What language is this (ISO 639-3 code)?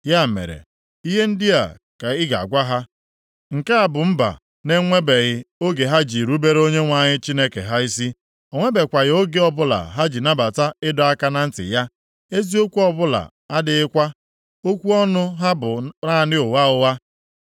ibo